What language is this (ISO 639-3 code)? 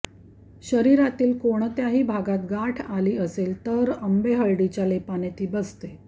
mar